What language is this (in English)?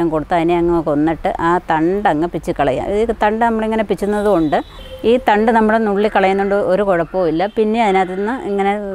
Indonesian